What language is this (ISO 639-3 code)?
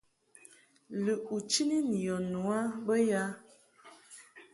mhk